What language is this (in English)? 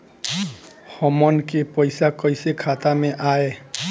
Bhojpuri